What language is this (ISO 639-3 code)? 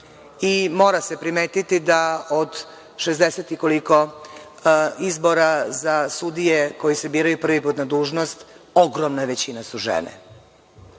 srp